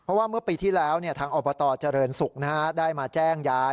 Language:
Thai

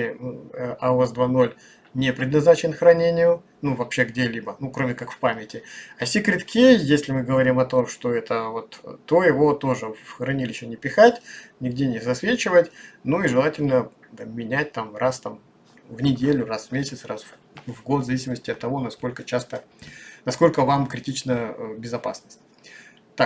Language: Russian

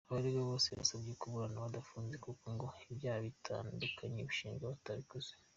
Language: Kinyarwanda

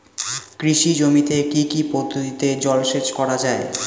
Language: Bangla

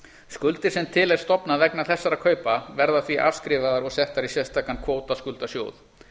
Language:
Icelandic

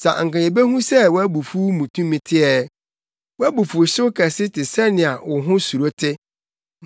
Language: Akan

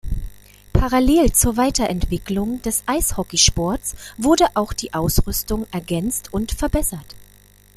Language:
German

